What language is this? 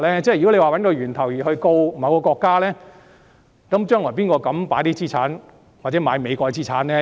Cantonese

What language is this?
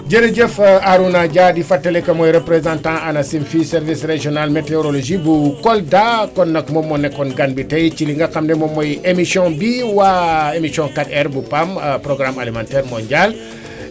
Wolof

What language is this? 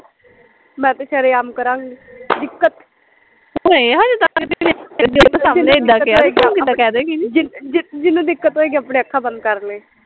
Punjabi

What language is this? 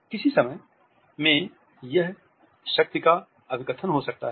Hindi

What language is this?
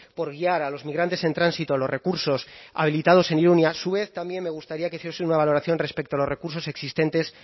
Spanish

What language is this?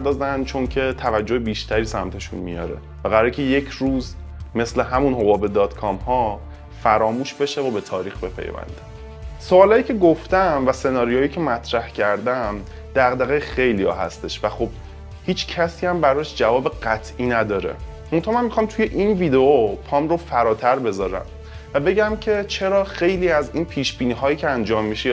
Persian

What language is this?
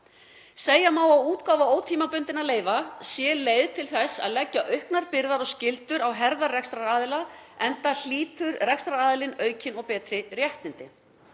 Icelandic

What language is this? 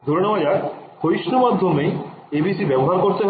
Bangla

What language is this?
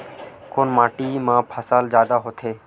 Chhattisgarhi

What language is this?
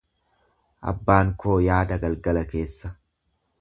Oromo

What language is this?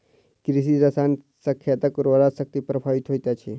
Maithili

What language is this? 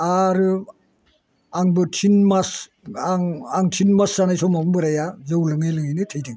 Bodo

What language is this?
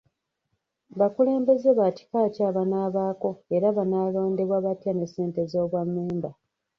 Ganda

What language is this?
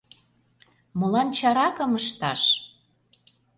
Mari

